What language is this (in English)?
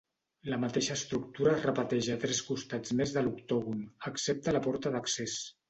Catalan